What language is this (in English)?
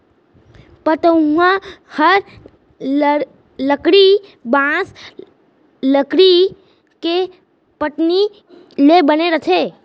Chhattisgarhi